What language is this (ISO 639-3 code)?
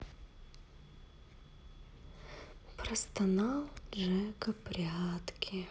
rus